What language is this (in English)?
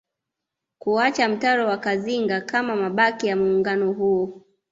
Swahili